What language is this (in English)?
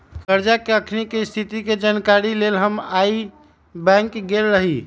Magahi